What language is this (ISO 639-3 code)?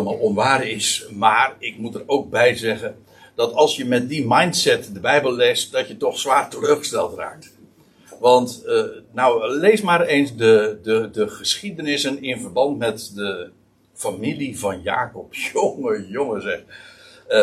nld